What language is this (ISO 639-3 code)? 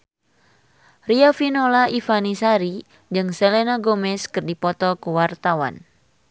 sun